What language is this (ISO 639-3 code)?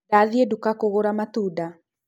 kik